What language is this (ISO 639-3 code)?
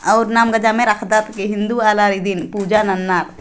sck